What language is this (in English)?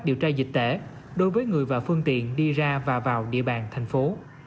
Vietnamese